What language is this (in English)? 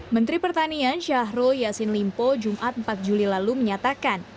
Indonesian